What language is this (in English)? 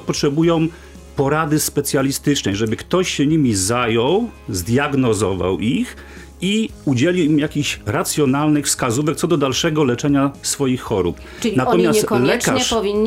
Polish